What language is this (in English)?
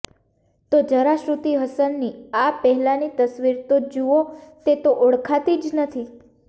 Gujarati